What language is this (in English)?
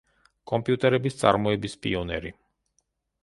Georgian